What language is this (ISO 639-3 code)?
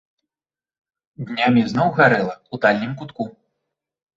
bel